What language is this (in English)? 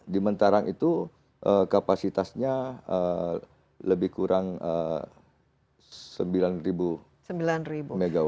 Indonesian